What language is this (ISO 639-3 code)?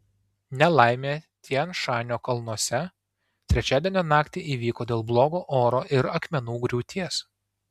lit